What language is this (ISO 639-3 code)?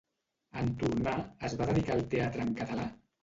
cat